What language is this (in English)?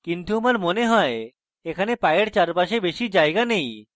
Bangla